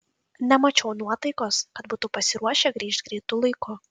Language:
Lithuanian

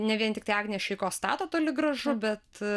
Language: Lithuanian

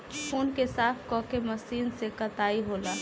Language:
Bhojpuri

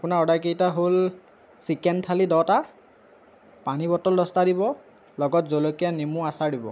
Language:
Assamese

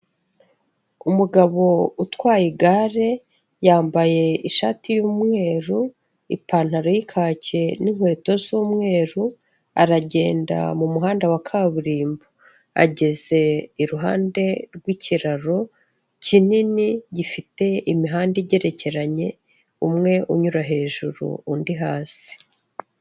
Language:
Kinyarwanda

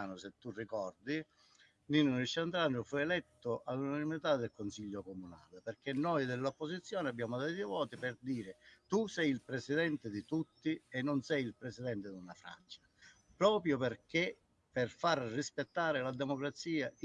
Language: Italian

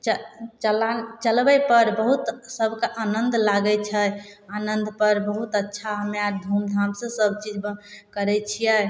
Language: Maithili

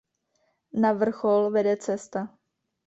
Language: Czech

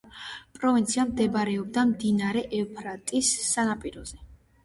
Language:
Georgian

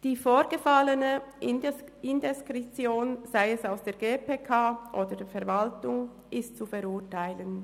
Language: Swiss German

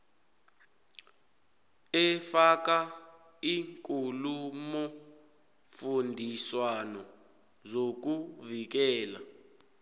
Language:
South Ndebele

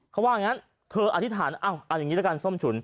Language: Thai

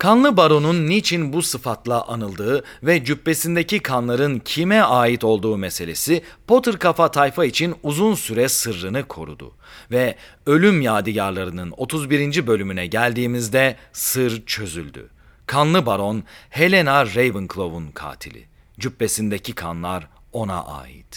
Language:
Turkish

